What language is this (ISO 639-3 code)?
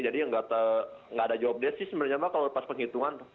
ind